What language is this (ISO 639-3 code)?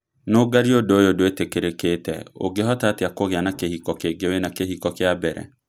kik